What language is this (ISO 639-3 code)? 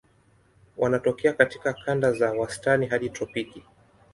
swa